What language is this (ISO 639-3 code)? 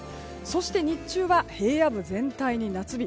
jpn